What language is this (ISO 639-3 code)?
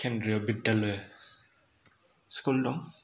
brx